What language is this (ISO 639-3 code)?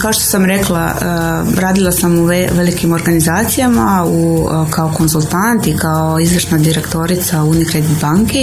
hrv